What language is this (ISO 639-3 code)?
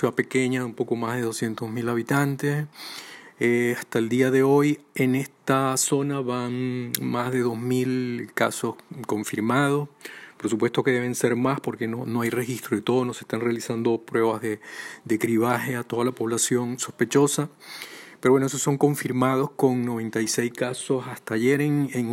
spa